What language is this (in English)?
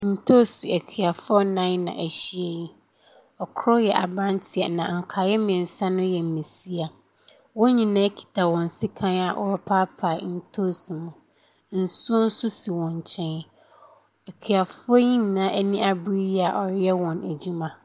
Akan